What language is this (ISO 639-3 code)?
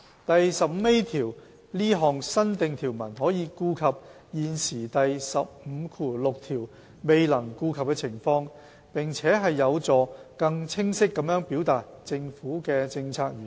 yue